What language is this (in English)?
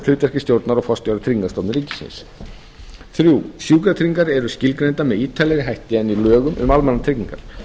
Icelandic